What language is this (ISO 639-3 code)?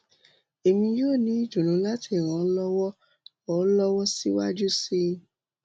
yor